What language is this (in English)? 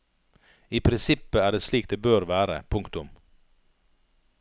Norwegian